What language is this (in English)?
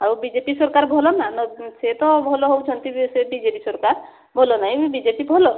Odia